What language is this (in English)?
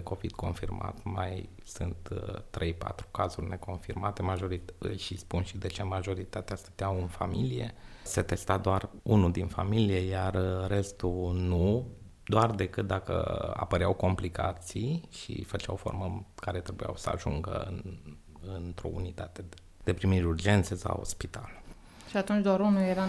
Romanian